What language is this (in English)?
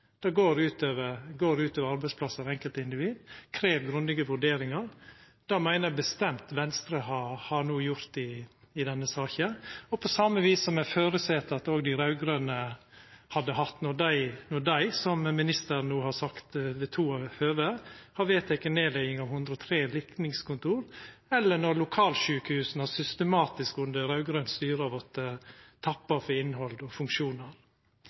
Norwegian Nynorsk